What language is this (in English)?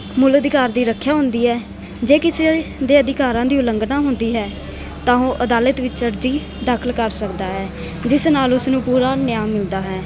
Punjabi